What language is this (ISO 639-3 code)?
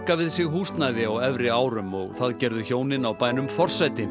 isl